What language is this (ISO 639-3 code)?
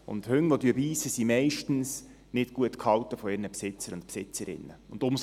gsw